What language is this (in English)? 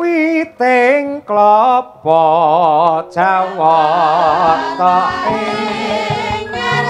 Indonesian